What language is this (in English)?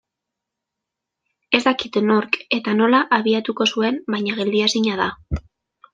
Basque